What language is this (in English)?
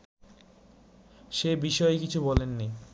Bangla